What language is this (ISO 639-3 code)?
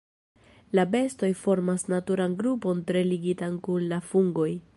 epo